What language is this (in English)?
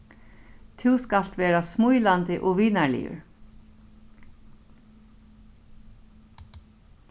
Faroese